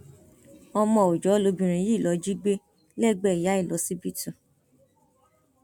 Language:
Yoruba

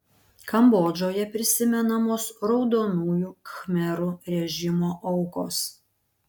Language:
Lithuanian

